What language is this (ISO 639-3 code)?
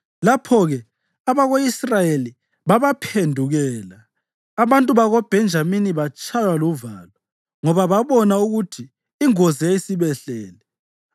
nde